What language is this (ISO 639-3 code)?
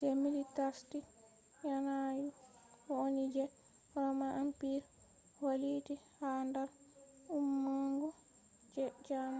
ful